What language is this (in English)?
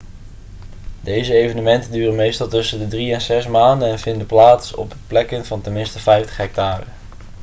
Dutch